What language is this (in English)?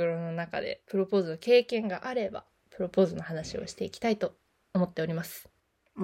Japanese